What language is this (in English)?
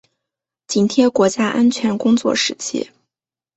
Chinese